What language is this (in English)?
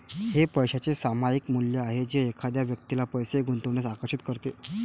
Marathi